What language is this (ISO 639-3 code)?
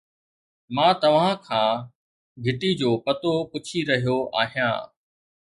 snd